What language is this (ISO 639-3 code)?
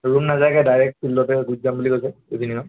asm